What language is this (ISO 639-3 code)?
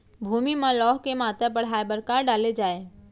hne